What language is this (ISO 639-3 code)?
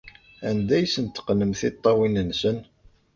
kab